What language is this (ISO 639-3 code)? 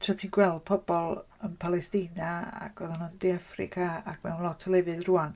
cym